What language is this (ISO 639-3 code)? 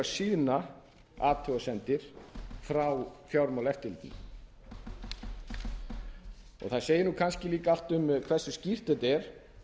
isl